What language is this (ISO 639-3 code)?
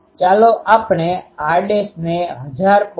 guj